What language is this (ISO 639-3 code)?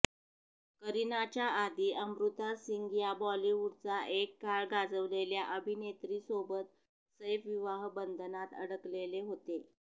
mar